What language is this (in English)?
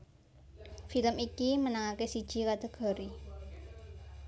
Javanese